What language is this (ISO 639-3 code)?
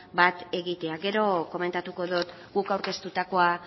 eus